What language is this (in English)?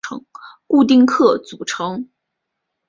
Chinese